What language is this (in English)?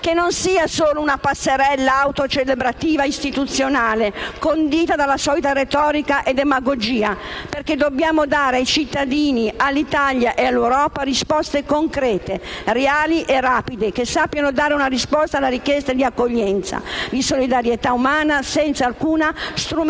Italian